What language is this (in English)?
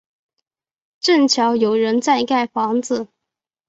Chinese